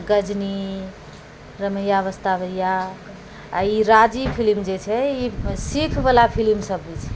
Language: Maithili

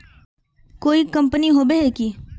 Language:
Magahi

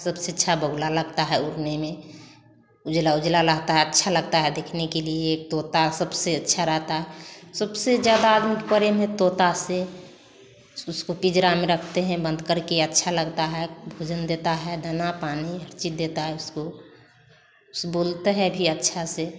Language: Hindi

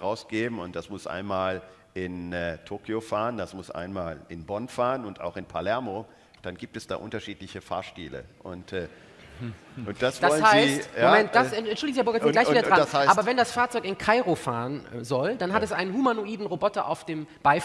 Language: German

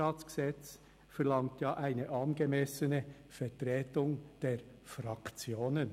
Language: Swiss German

